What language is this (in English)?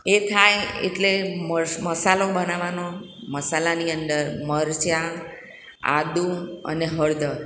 Gujarati